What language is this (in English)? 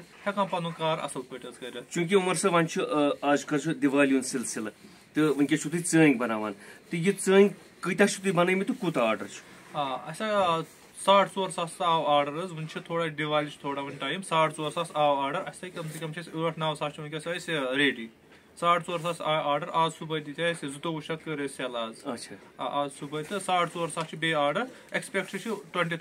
Turkish